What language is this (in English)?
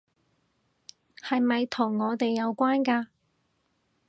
Cantonese